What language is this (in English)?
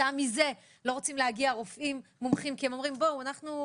Hebrew